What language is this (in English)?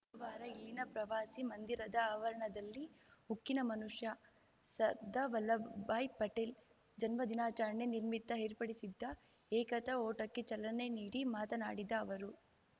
Kannada